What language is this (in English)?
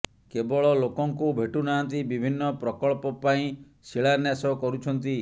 Odia